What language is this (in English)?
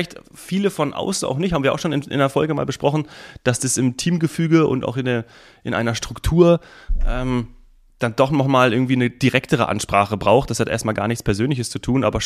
German